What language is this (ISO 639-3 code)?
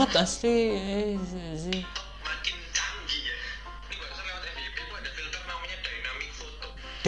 ind